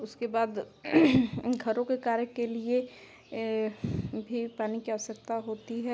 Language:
Hindi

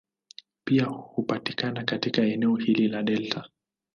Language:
Swahili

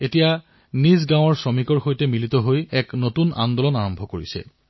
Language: Assamese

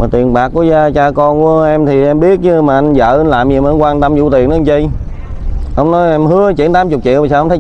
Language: Vietnamese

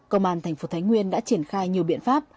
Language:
Vietnamese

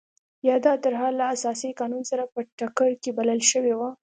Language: Pashto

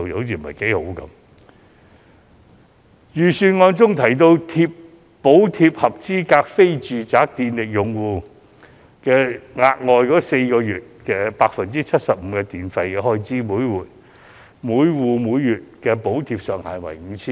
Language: Cantonese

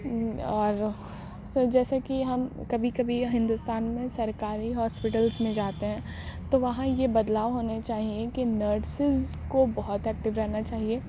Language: Urdu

